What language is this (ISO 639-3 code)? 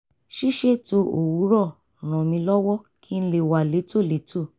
yor